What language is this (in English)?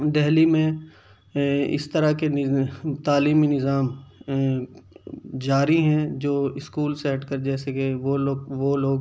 Urdu